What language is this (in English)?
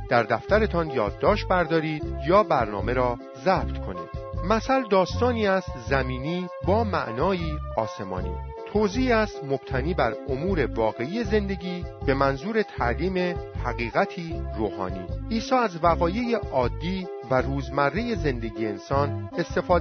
Persian